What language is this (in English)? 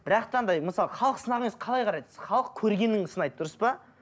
Kazakh